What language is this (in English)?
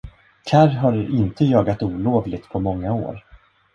Swedish